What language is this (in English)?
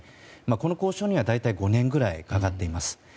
Japanese